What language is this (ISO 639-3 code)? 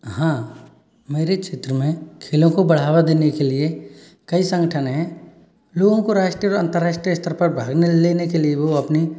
hin